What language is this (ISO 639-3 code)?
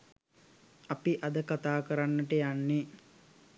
sin